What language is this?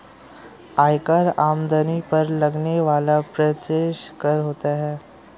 Hindi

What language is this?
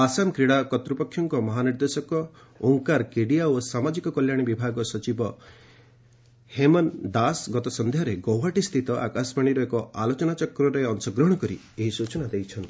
Odia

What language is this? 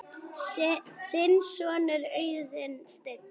Icelandic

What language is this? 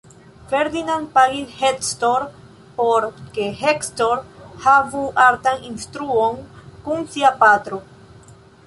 Esperanto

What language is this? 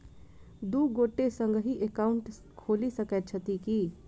Maithili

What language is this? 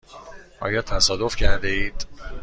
Persian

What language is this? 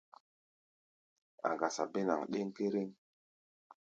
Gbaya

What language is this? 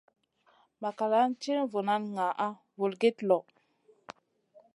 Masana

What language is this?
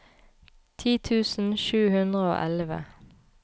Norwegian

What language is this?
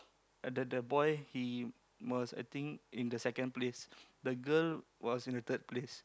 English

